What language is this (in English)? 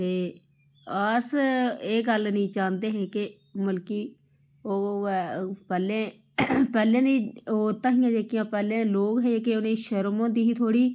Dogri